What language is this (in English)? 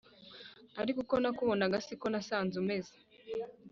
Kinyarwanda